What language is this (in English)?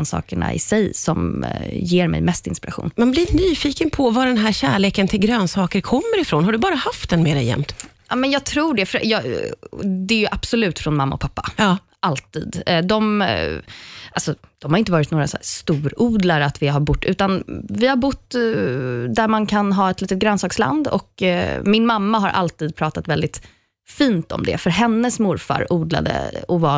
Swedish